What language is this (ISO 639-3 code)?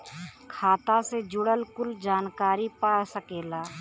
bho